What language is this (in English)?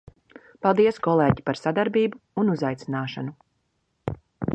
Latvian